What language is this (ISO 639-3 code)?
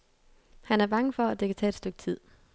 dan